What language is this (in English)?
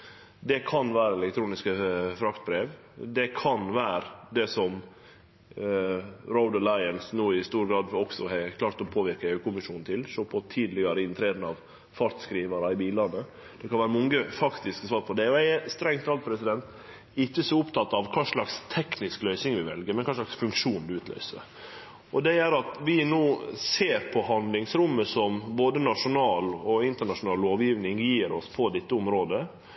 Norwegian Nynorsk